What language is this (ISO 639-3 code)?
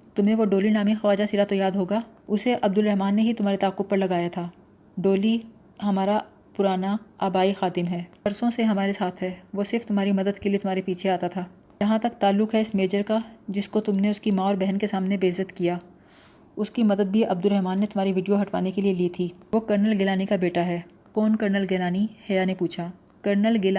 urd